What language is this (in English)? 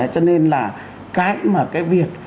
Vietnamese